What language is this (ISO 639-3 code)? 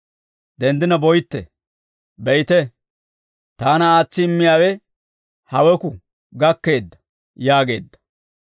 dwr